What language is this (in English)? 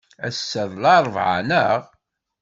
Kabyle